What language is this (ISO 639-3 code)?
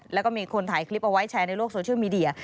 tha